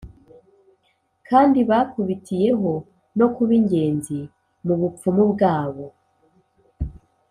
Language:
Kinyarwanda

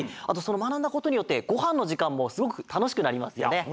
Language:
Japanese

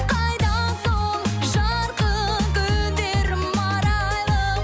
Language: Kazakh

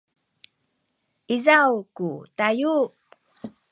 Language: Sakizaya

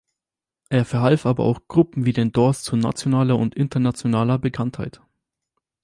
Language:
German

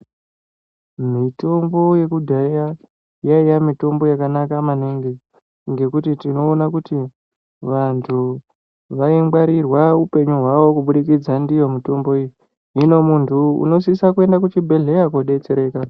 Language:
Ndau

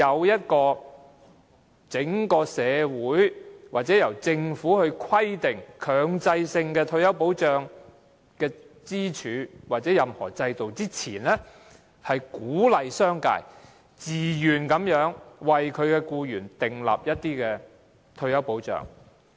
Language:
Cantonese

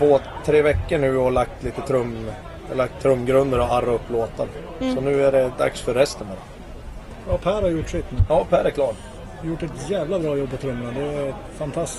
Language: Swedish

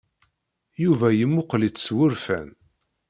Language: Kabyle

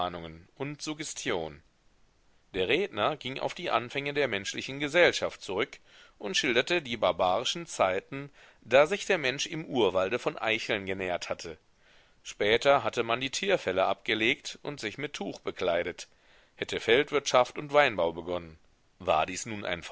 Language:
German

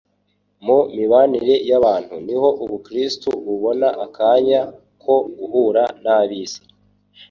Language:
Kinyarwanda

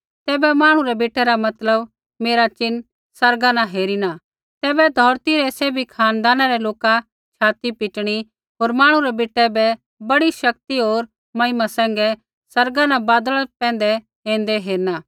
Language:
Kullu Pahari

